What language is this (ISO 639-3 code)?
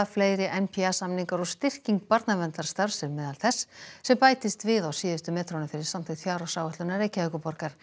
isl